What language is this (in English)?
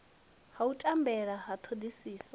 Venda